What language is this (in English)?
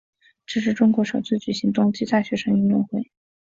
Chinese